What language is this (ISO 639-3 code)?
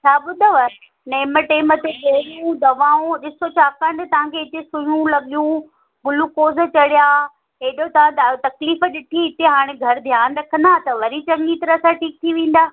snd